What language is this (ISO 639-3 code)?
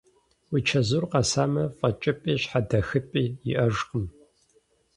kbd